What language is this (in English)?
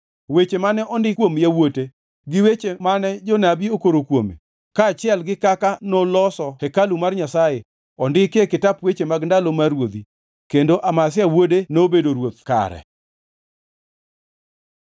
Luo (Kenya and Tanzania)